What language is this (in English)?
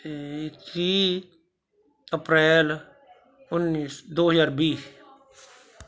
Punjabi